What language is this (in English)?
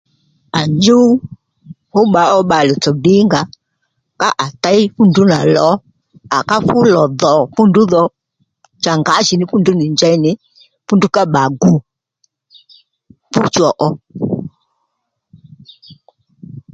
Lendu